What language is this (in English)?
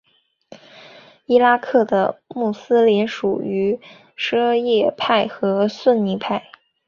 Chinese